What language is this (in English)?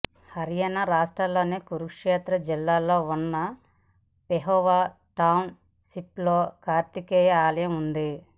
Telugu